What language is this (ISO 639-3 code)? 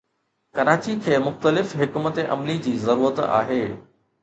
snd